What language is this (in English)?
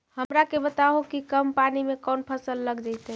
Magahi